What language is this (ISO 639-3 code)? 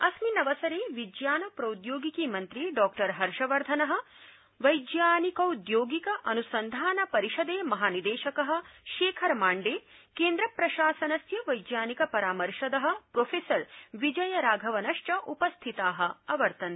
san